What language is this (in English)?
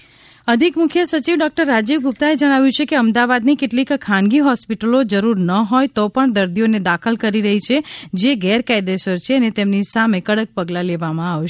Gujarati